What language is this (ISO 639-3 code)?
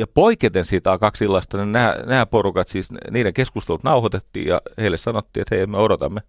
fin